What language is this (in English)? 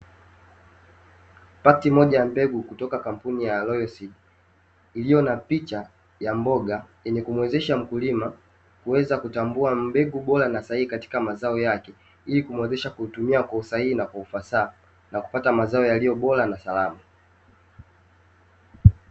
Swahili